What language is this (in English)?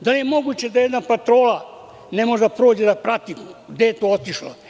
Serbian